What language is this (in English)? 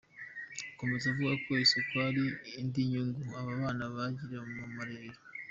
Kinyarwanda